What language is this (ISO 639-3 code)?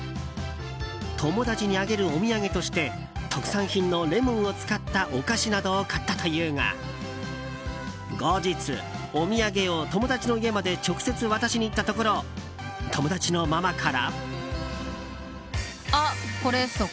jpn